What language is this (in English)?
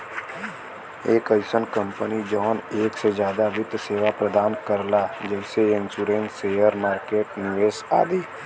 Bhojpuri